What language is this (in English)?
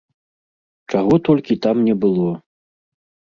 Belarusian